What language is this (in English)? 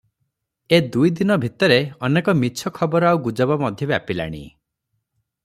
Odia